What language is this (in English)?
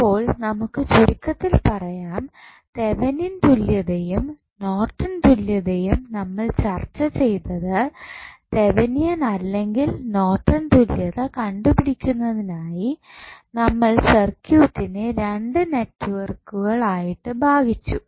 Malayalam